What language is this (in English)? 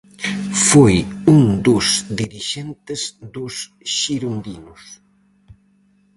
Galician